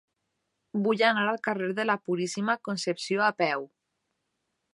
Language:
Catalan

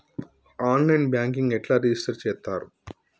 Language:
Telugu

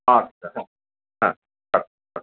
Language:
Bangla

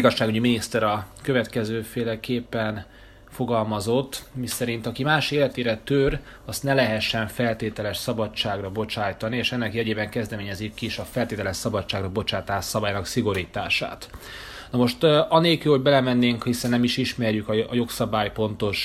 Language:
Hungarian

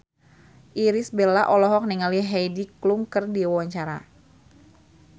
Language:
Sundanese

